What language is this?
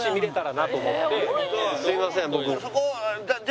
Japanese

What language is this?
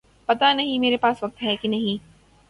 Urdu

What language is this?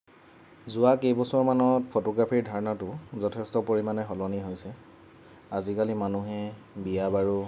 Assamese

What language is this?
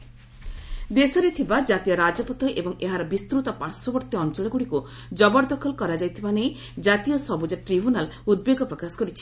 Odia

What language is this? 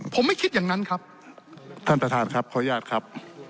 Thai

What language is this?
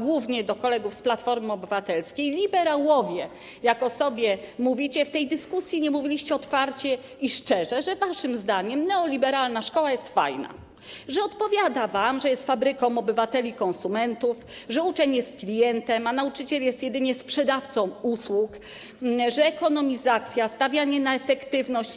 Polish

